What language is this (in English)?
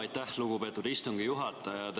Estonian